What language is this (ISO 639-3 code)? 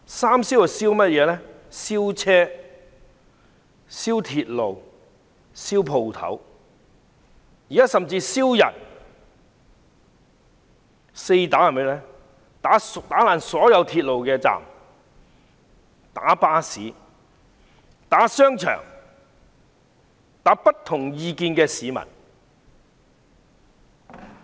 yue